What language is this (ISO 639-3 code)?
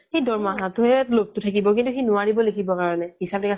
asm